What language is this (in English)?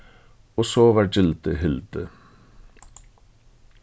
Faroese